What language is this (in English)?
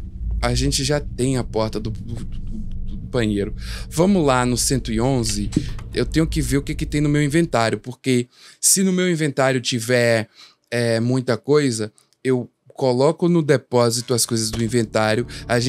Portuguese